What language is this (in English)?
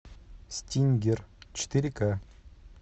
Russian